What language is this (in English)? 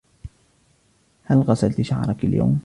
Arabic